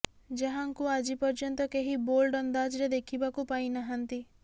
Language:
Odia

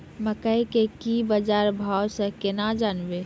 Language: Maithili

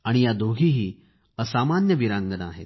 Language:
Marathi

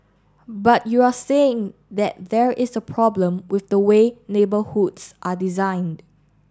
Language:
English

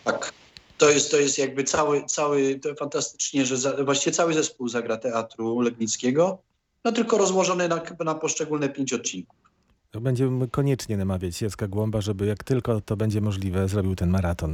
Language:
Polish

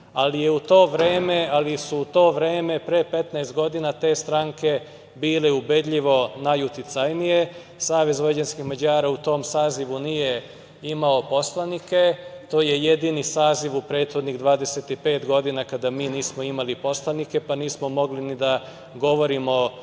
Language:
Serbian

